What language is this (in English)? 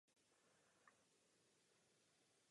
Czech